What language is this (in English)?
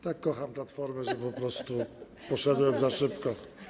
Polish